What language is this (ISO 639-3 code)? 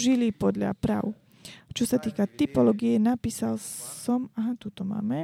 slk